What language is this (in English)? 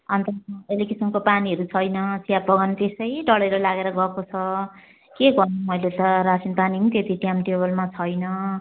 Nepali